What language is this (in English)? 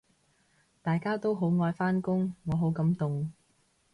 Cantonese